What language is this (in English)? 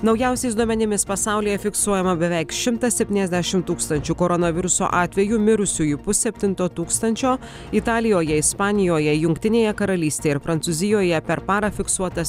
Lithuanian